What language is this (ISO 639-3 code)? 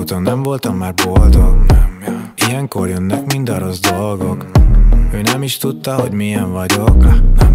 hun